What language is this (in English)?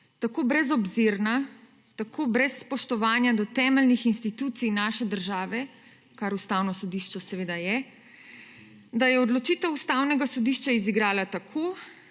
Slovenian